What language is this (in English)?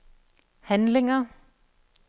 Danish